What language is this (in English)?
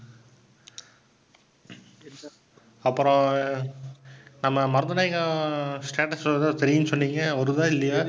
Tamil